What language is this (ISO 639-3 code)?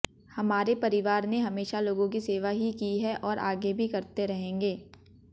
hin